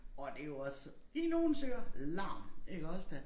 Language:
Danish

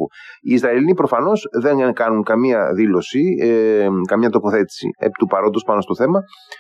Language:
Greek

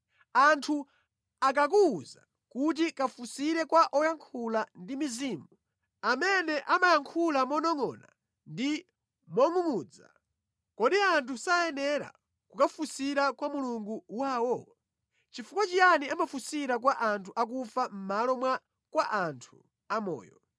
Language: Nyanja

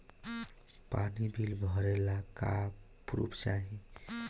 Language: Bhojpuri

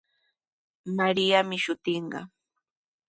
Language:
Sihuas Ancash Quechua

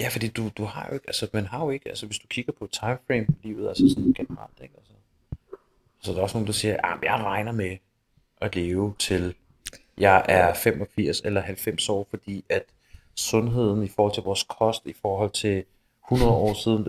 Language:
Danish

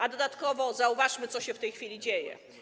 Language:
Polish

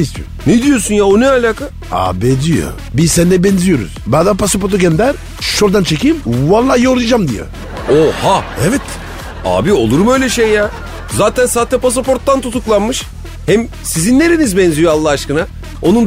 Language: Turkish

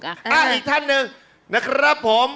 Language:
Thai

